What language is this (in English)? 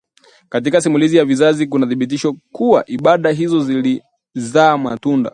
Swahili